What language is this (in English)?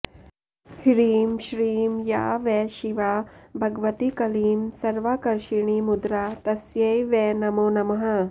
Sanskrit